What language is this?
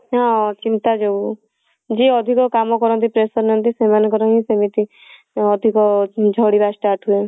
Odia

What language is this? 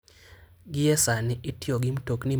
Luo (Kenya and Tanzania)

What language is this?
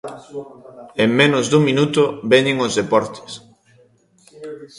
Galician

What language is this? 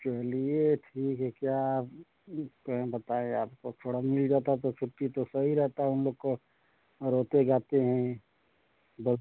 Hindi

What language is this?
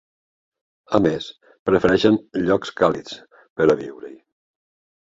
Catalan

